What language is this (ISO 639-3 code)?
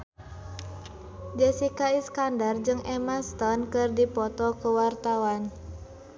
sun